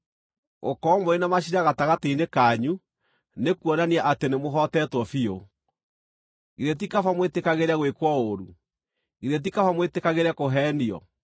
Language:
Kikuyu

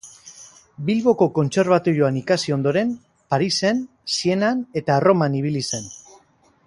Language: Basque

